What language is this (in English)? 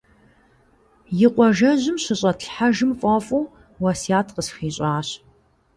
Kabardian